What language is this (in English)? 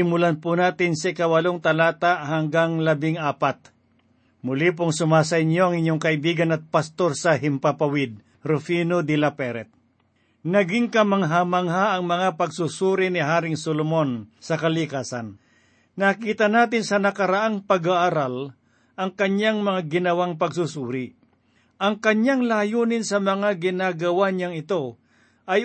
Filipino